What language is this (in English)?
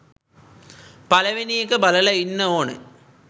Sinhala